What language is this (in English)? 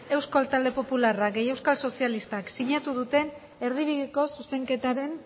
Basque